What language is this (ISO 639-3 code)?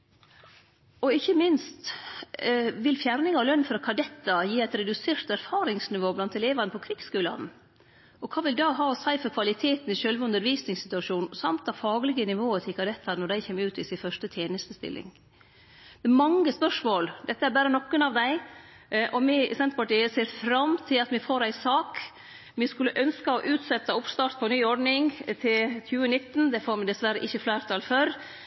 nno